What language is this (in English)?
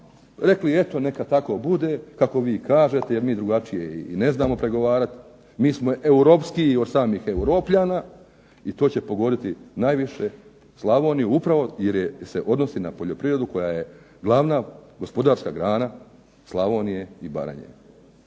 Croatian